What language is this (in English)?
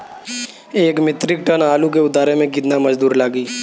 Bhojpuri